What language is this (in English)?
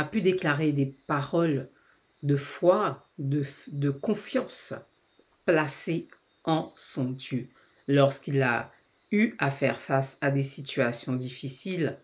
French